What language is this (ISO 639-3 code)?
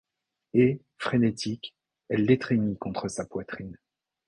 fra